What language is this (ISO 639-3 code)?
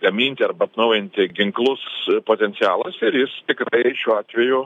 lit